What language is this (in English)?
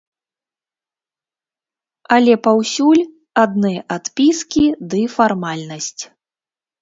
Belarusian